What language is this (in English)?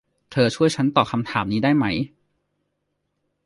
Thai